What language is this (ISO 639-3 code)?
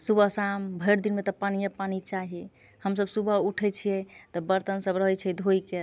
mai